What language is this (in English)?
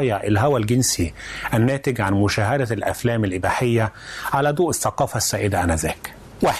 Arabic